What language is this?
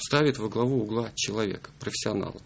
Russian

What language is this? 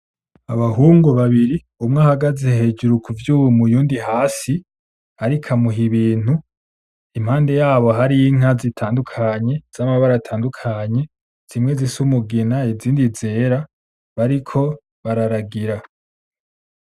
Rundi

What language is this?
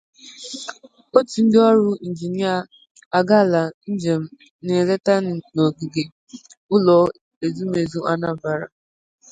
Igbo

